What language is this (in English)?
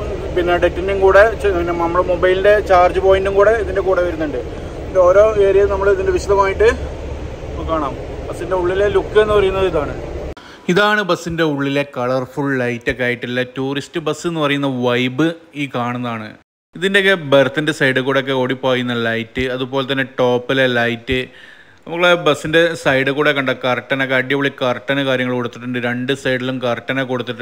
Malayalam